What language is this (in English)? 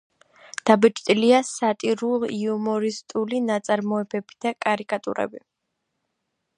Georgian